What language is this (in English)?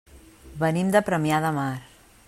Catalan